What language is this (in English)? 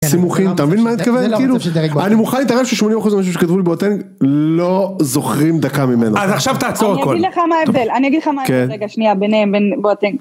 Hebrew